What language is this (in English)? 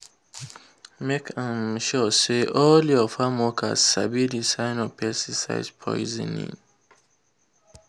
Nigerian Pidgin